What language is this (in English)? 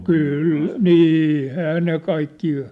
Finnish